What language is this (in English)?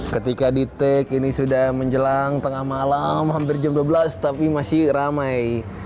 Indonesian